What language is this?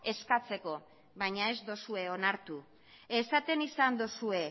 Basque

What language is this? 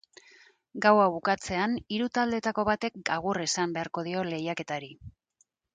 Basque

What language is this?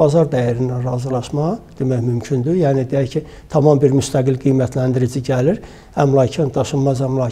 Turkish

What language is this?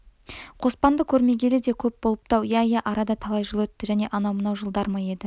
Kazakh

